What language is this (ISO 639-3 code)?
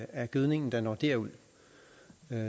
dan